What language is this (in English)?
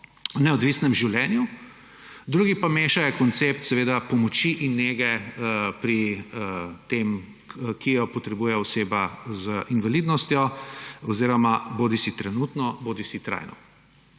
Slovenian